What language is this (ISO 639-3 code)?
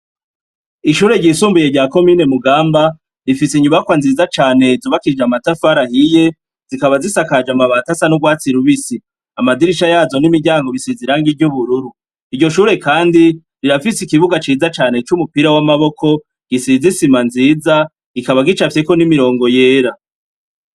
run